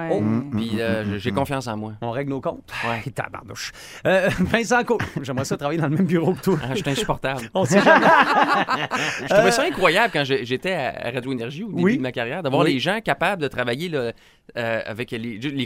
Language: French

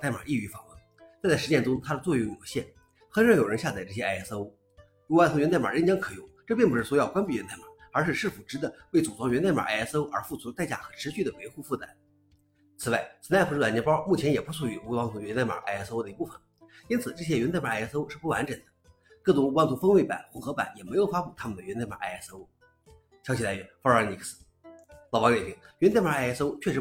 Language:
Chinese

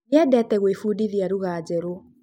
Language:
Kikuyu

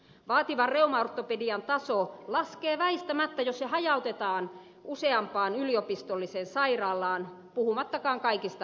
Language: Finnish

